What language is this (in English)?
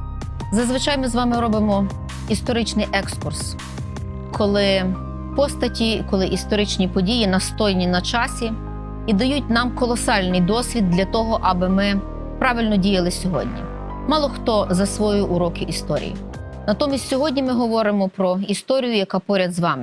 Ukrainian